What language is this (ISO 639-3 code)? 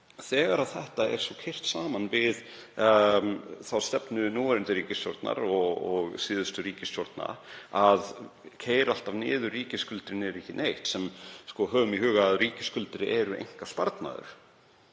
isl